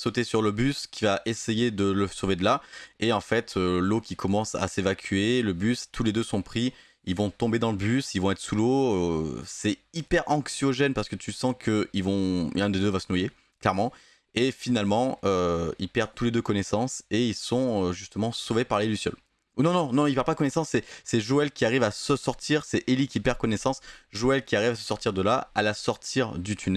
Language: French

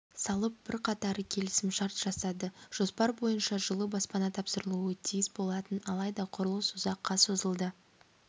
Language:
Kazakh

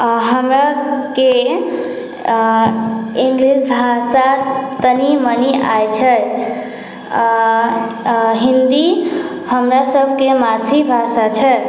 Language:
Maithili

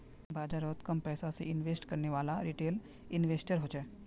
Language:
Magahi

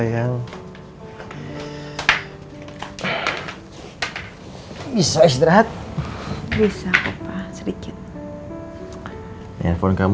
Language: Indonesian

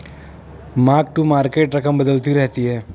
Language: Hindi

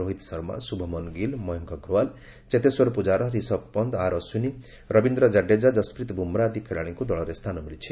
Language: Odia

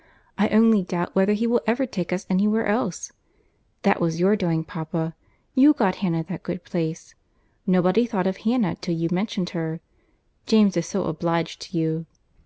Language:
English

